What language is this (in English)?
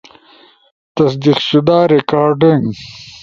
Ushojo